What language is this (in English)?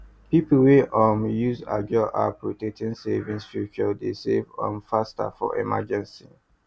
Nigerian Pidgin